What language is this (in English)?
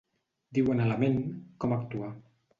Catalan